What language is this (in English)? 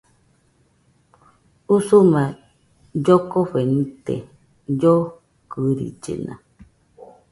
Nüpode Huitoto